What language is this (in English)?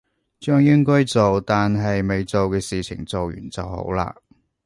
Cantonese